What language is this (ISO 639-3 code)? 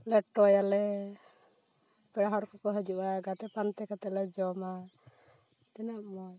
sat